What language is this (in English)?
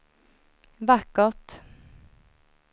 Swedish